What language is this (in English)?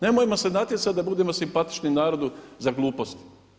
Croatian